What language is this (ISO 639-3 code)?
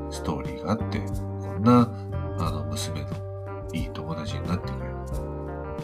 jpn